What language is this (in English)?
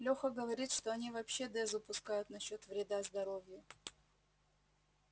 Russian